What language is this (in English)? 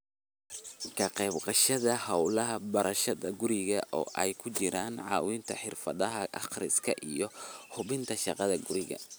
Somali